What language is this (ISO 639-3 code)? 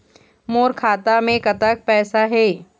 hne